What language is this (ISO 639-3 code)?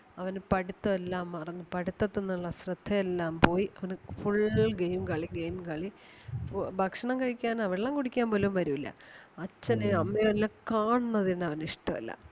mal